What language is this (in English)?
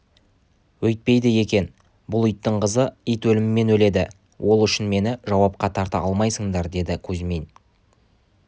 Kazakh